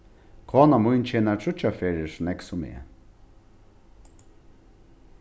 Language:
Faroese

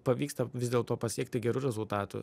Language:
Lithuanian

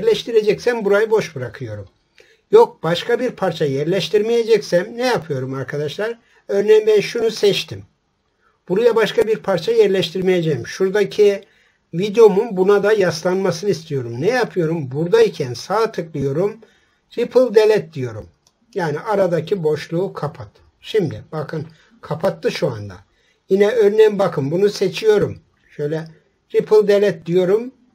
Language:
Turkish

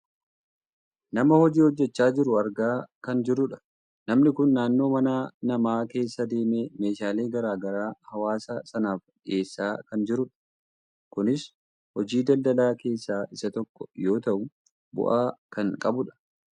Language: Oromo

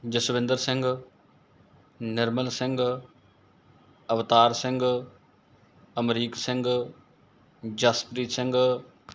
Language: Punjabi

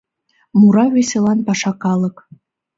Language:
Mari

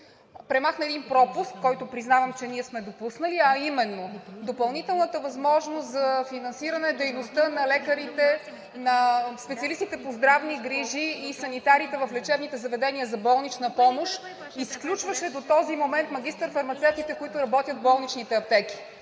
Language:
Bulgarian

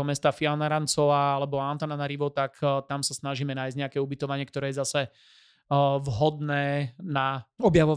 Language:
Slovak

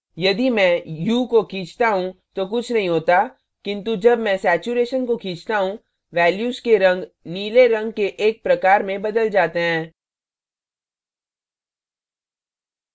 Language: Hindi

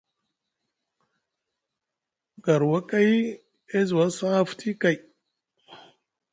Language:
Musgu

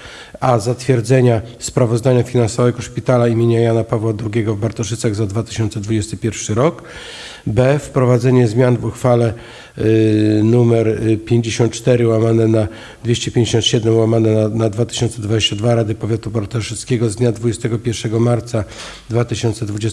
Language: Polish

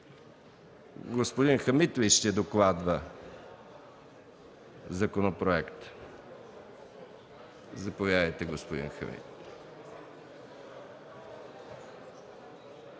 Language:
Bulgarian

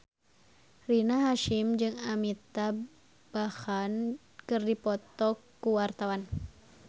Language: Sundanese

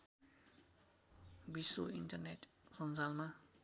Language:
Nepali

